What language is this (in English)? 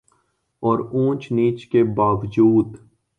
Urdu